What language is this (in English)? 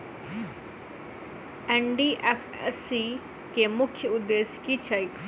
Maithili